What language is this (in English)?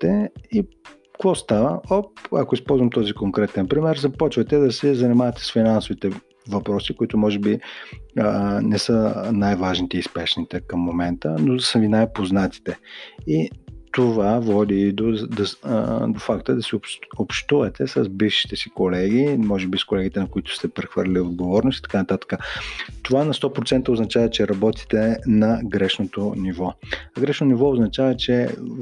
Bulgarian